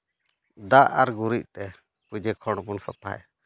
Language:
Santali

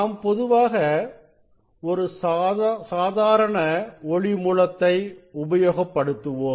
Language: Tamil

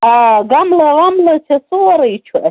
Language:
Kashmiri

